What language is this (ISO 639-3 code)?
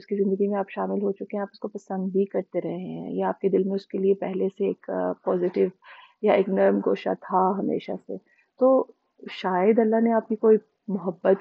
urd